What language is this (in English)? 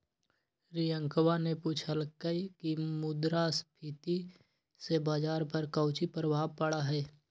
Magahi